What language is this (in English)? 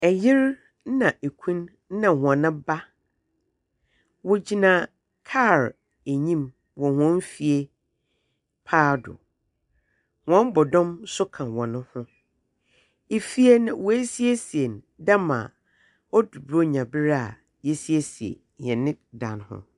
Akan